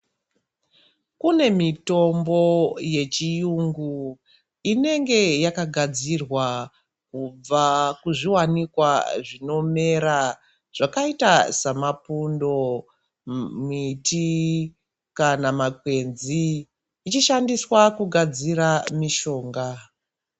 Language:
Ndau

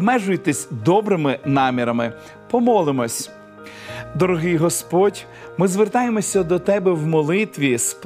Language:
Ukrainian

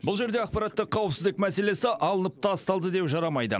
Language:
Kazakh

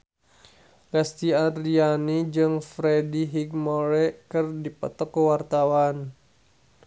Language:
Sundanese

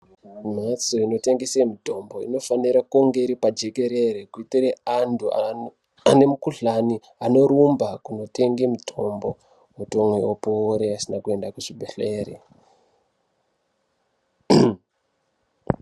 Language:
Ndau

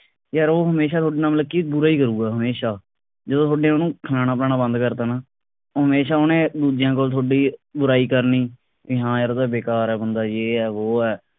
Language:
Punjabi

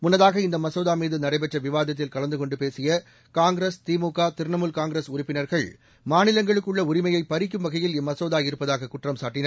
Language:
Tamil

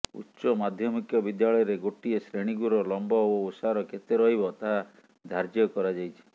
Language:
Odia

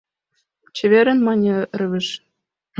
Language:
Mari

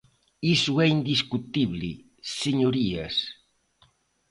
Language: Galician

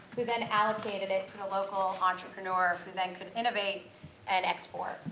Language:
English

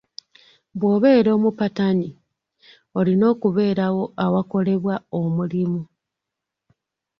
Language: Ganda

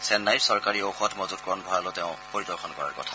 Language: Assamese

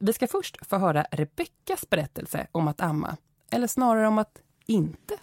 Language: Swedish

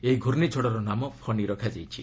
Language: Odia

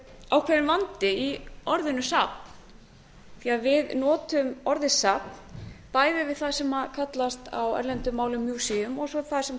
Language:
Icelandic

